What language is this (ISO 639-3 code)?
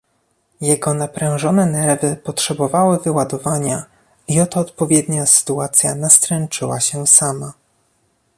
pol